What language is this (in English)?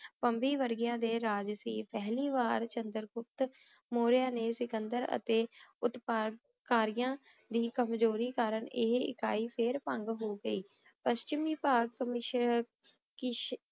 Punjabi